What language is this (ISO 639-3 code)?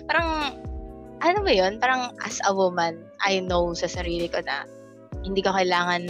fil